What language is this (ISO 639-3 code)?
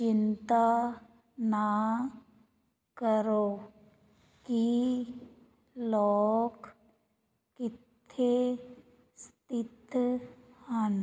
pan